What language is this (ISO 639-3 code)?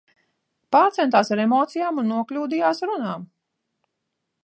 lav